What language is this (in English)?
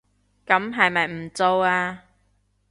Cantonese